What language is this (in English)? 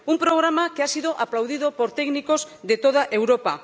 Spanish